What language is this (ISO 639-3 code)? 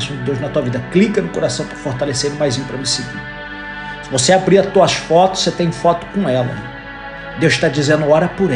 por